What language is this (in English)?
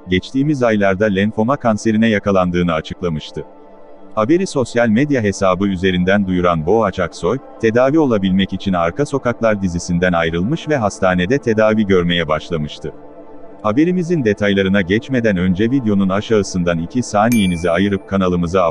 Turkish